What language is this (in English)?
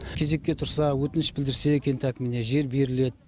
Kazakh